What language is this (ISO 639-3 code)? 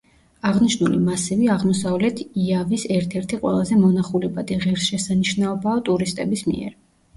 kat